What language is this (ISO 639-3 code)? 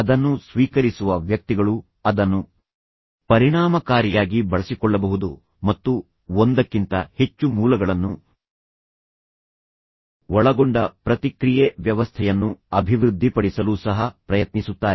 kan